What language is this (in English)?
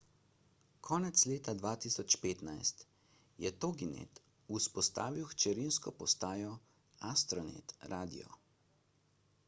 Slovenian